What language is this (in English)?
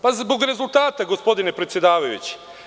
Serbian